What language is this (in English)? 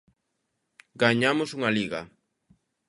Galician